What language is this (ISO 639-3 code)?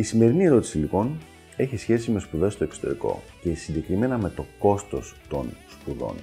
ell